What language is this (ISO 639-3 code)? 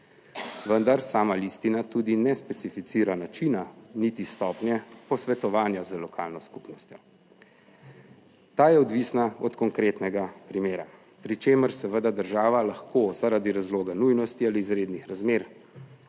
slv